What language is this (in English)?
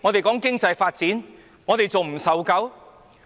Cantonese